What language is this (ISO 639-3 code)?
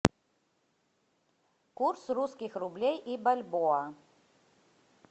rus